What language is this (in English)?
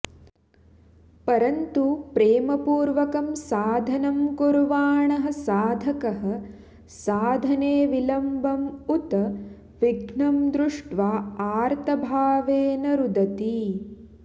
Sanskrit